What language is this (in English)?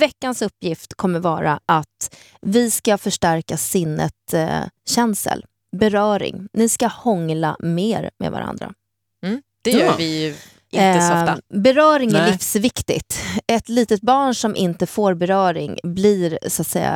Swedish